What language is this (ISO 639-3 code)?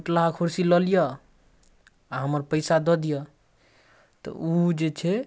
mai